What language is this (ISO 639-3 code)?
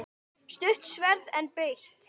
isl